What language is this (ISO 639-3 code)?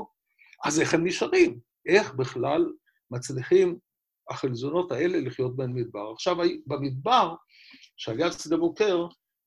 heb